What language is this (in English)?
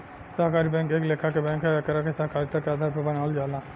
Bhojpuri